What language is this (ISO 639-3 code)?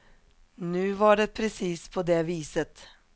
swe